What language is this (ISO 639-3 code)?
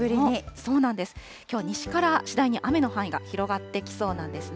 jpn